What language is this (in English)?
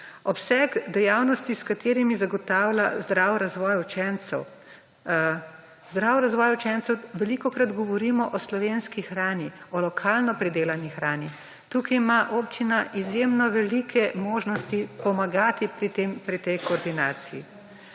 Slovenian